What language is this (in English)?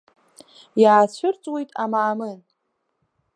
Abkhazian